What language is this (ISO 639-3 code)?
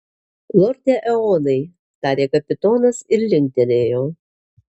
lit